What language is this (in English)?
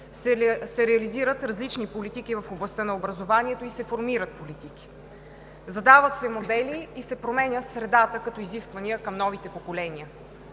Bulgarian